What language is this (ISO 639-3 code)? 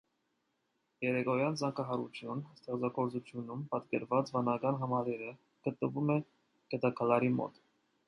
hye